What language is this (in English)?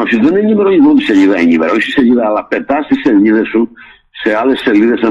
Greek